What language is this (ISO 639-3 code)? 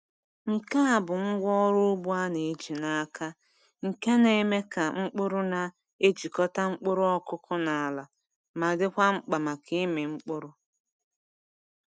ibo